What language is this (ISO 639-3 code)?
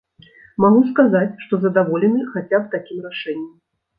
bel